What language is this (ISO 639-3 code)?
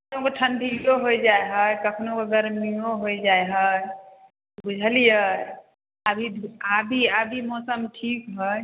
mai